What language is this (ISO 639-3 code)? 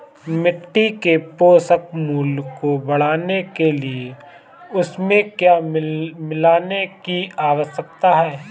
hin